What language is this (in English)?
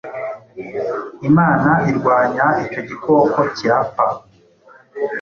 Kinyarwanda